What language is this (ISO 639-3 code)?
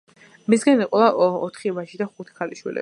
kat